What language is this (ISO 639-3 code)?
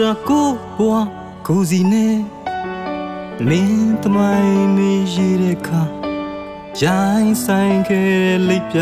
ara